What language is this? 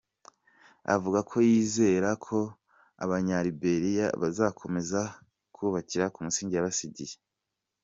Kinyarwanda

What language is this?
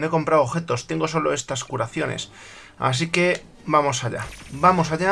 Spanish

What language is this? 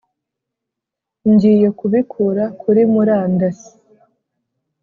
Kinyarwanda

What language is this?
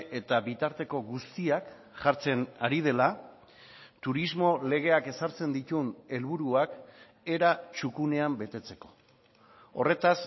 Basque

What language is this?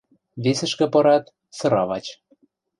Western Mari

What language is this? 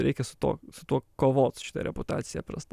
Lithuanian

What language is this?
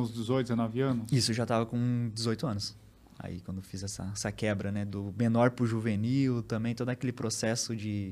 Portuguese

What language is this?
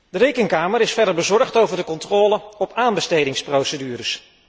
Dutch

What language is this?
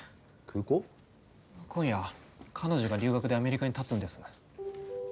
Japanese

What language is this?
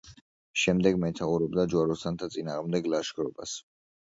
Georgian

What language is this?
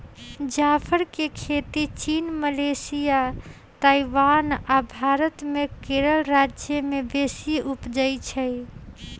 Magahi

